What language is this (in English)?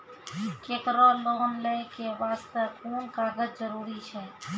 Maithili